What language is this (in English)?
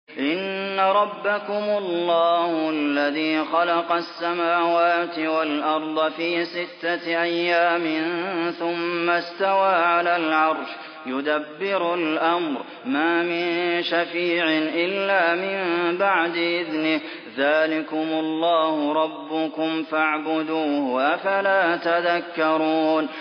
Arabic